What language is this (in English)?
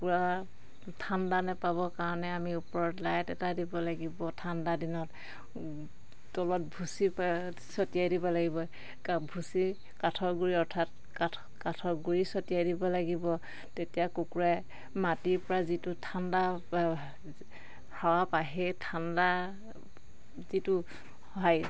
Assamese